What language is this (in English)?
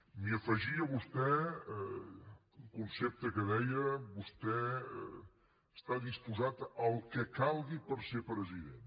Catalan